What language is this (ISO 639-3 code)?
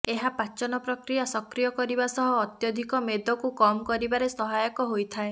ori